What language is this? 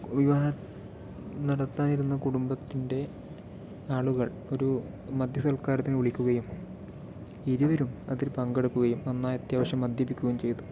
Malayalam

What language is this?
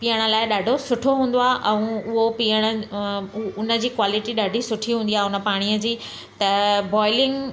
Sindhi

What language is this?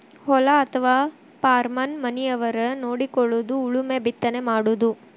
Kannada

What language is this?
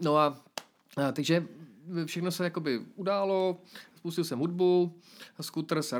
Czech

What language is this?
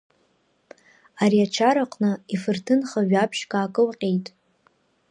Abkhazian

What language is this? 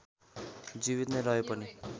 Nepali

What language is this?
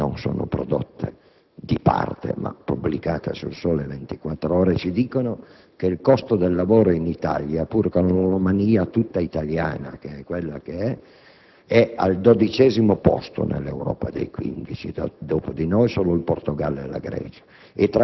Italian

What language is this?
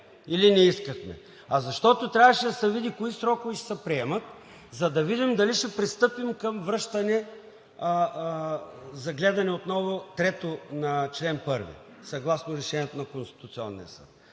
Bulgarian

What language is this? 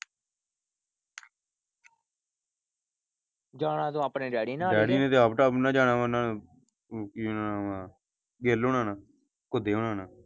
Punjabi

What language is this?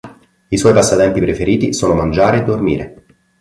Italian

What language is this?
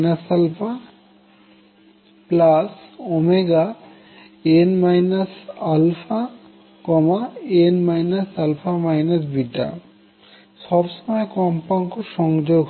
Bangla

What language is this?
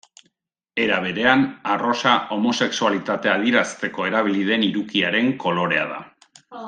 Basque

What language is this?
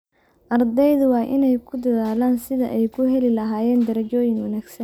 Somali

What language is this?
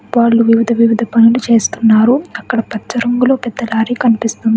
Telugu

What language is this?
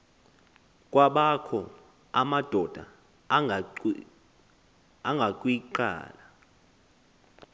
Xhosa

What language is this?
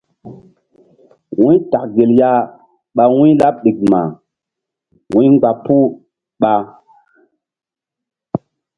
Mbum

